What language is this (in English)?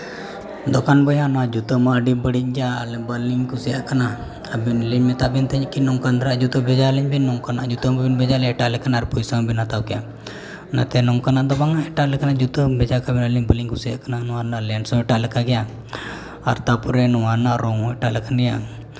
Santali